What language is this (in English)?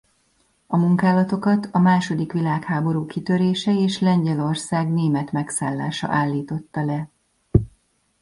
Hungarian